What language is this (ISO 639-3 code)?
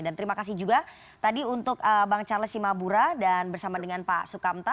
ind